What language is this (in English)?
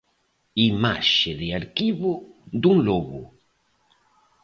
Galician